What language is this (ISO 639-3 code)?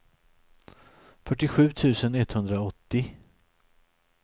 swe